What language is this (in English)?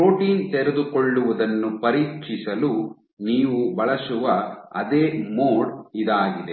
Kannada